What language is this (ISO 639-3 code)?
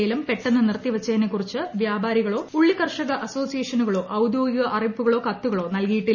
mal